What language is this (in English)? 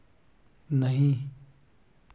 Hindi